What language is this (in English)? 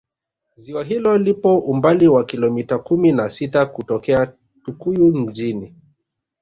Swahili